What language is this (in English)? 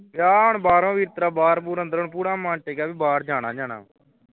Punjabi